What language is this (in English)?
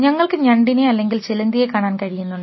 Malayalam